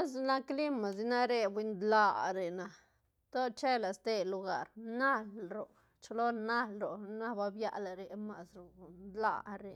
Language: Santa Catarina Albarradas Zapotec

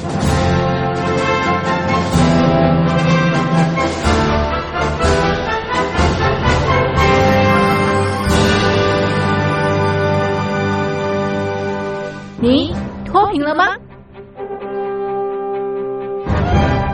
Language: Chinese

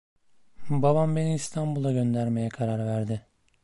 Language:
Turkish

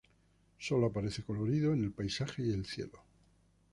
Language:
Spanish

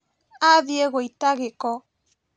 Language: Kikuyu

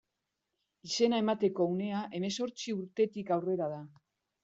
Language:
Basque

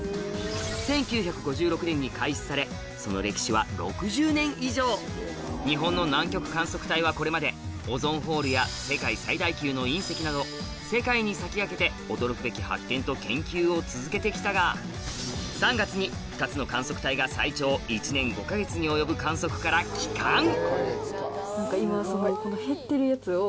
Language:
Japanese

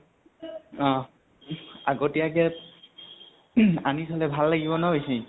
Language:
Assamese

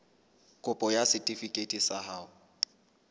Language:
Southern Sotho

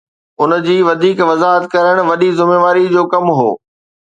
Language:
Sindhi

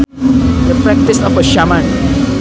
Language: Sundanese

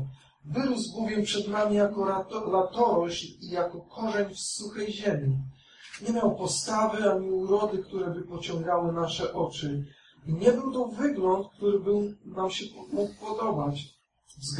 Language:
Polish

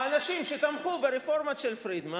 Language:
Hebrew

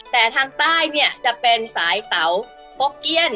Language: Thai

